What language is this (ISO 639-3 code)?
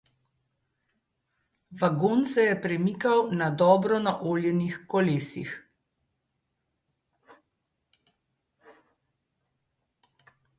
slv